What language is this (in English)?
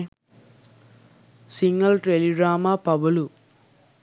Sinhala